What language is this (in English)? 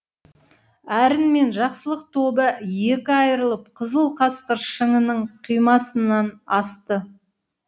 Kazakh